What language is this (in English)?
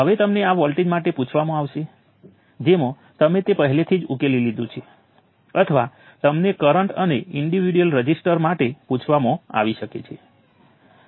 Gujarati